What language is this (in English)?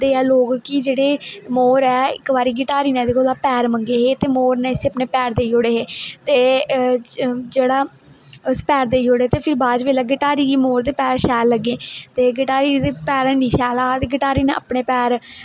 Dogri